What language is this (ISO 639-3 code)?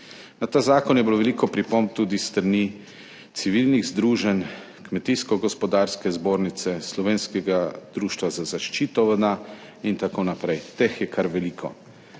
slv